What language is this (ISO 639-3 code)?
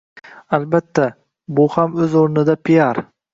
uzb